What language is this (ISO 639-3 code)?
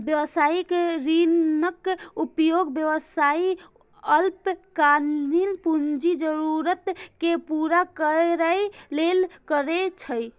mai